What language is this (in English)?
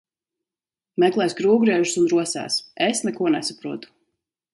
Latvian